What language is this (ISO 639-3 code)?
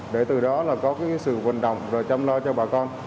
vie